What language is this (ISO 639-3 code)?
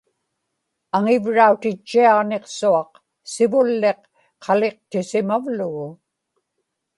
ipk